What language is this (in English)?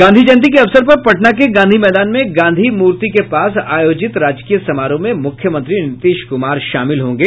Hindi